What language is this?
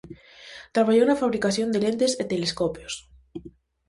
Galician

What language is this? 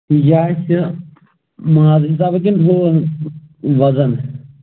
Kashmiri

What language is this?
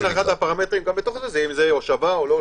Hebrew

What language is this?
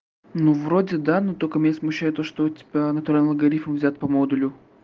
Russian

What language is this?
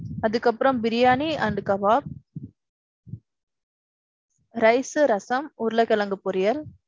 Tamil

